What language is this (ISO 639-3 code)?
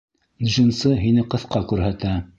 bak